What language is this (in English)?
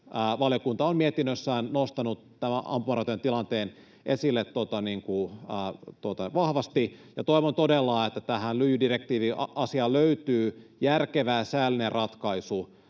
Finnish